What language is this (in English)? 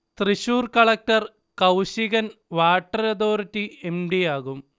Malayalam